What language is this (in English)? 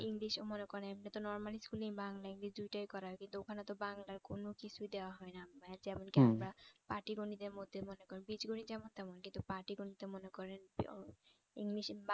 Bangla